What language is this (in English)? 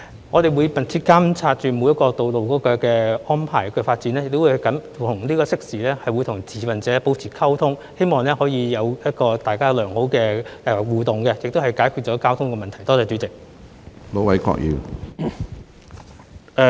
Cantonese